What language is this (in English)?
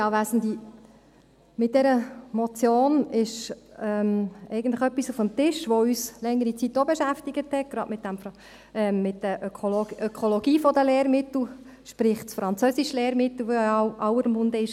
Swiss German